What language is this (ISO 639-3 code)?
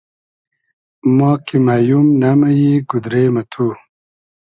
haz